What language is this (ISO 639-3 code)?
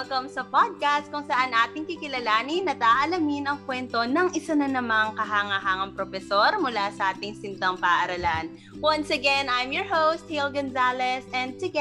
fil